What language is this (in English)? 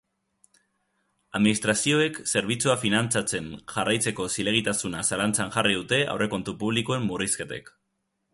Basque